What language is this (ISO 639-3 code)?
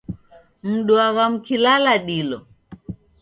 dav